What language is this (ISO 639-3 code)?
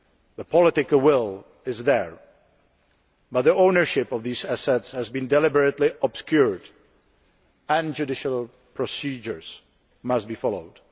eng